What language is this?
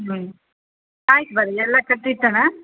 Kannada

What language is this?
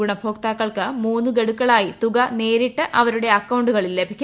Malayalam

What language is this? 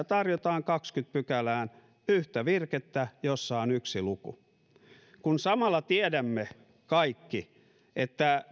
Finnish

